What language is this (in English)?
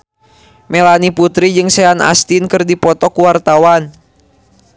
Sundanese